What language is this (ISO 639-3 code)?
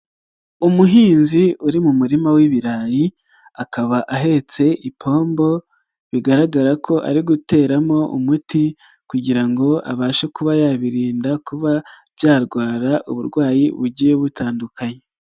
kin